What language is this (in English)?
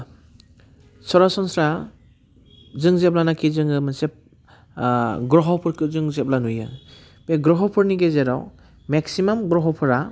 Bodo